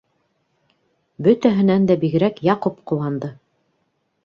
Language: Bashkir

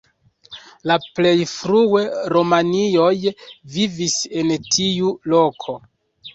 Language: Esperanto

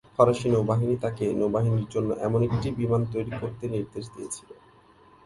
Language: Bangla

